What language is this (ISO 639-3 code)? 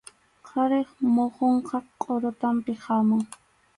qxu